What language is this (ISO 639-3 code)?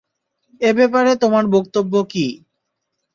ben